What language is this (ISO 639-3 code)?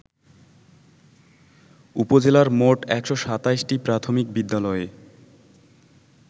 ben